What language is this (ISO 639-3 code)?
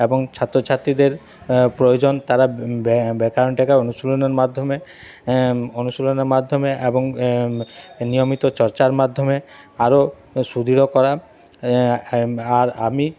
ben